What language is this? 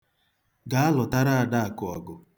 Igbo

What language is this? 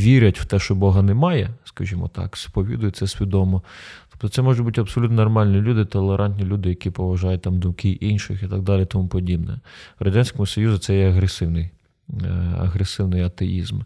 Ukrainian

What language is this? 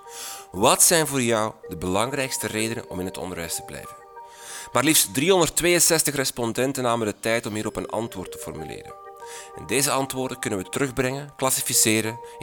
Dutch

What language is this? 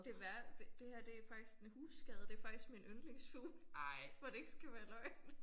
Danish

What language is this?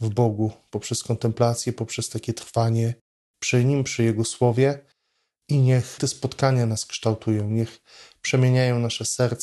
Polish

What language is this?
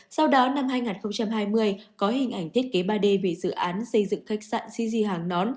Vietnamese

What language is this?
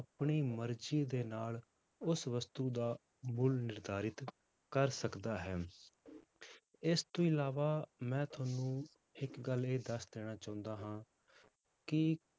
Punjabi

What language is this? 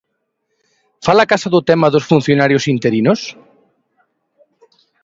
Galician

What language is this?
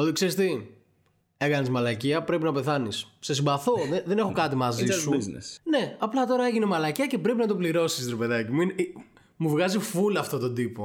Greek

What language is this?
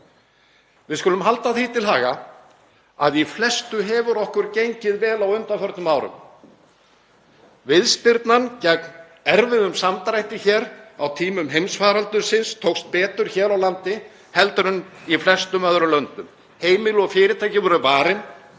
Icelandic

